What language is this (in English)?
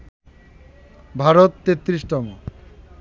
Bangla